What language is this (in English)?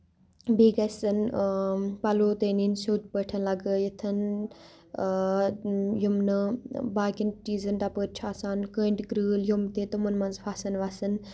Kashmiri